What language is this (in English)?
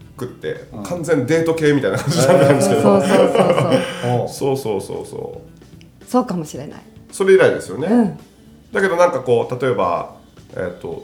Japanese